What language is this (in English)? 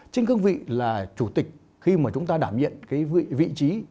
Vietnamese